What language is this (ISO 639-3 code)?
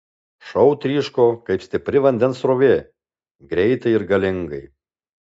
lit